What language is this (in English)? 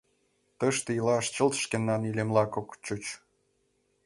Mari